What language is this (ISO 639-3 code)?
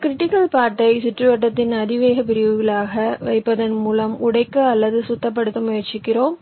tam